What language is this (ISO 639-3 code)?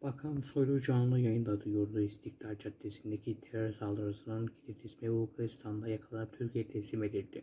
tur